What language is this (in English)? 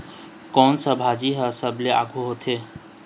Chhattisgarhi